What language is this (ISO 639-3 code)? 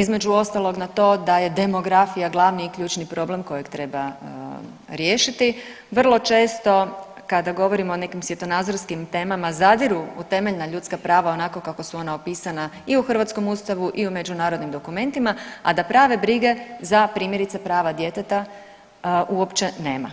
hrv